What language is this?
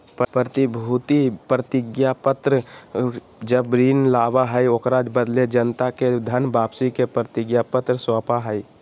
Magahi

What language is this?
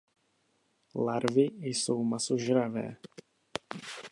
Czech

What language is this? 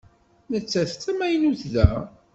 Kabyle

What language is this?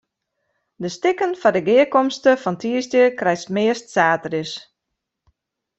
Western Frisian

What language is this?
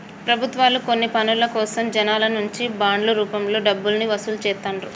Telugu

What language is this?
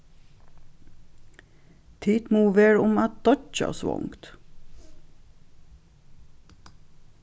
Faroese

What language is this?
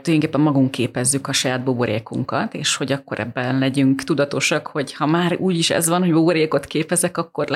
Hungarian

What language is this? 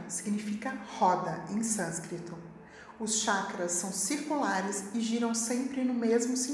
Portuguese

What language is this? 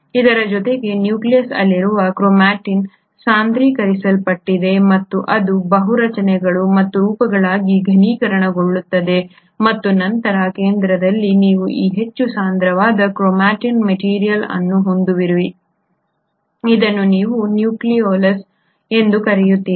Kannada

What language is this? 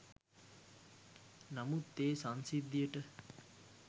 Sinhala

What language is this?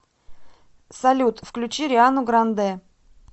Russian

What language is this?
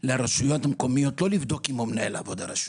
Hebrew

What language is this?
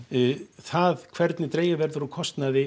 Icelandic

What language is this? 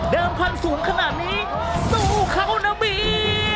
Thai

